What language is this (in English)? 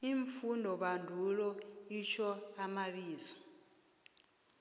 South Ndebele